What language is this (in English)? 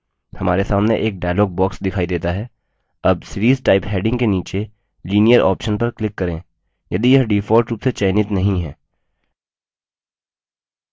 Hindi